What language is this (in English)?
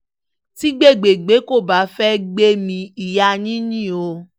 Yoruba